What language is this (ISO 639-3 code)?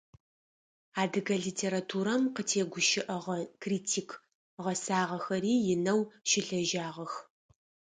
ady